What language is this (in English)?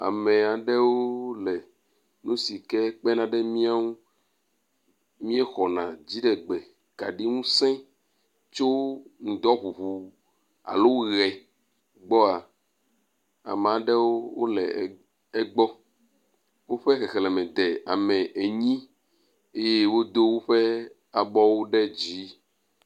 Ewe